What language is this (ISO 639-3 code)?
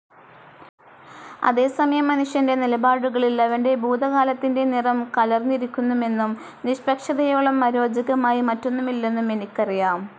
mal